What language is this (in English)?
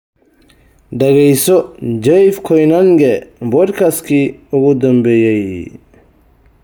Somali